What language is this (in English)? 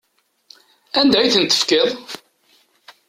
Kabyle